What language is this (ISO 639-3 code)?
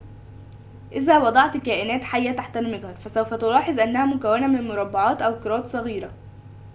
ara